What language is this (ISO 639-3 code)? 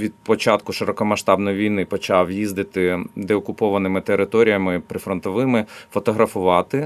ukr